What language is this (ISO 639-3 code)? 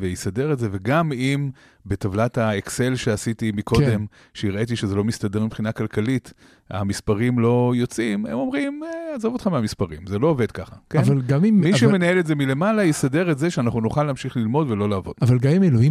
heb